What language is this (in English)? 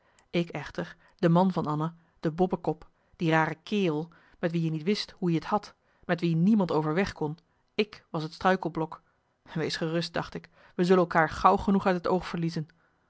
Dutch